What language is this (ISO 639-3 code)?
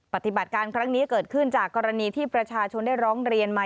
tha